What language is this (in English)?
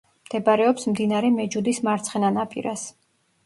Georgian